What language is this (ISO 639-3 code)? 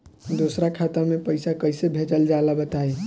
bho